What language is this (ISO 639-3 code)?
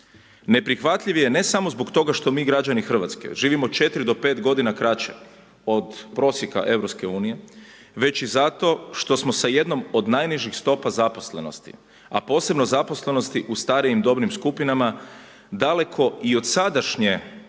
hrv